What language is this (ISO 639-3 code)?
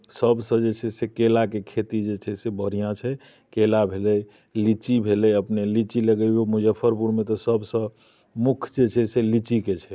mai